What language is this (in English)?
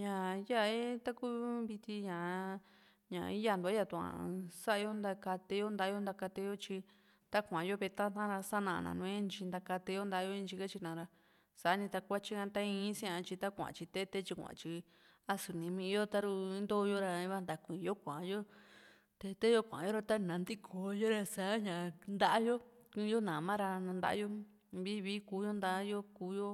Juxtlahuaca Mixtec